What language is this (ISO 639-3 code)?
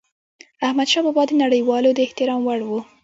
pus